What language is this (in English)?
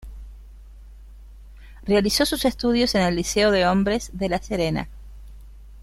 Spanish